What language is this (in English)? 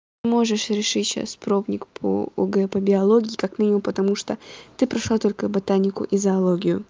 Russian